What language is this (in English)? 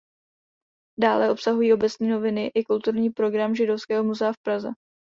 Czech